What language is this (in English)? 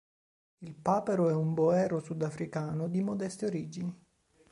Italian